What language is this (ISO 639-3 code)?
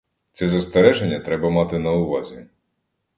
ukr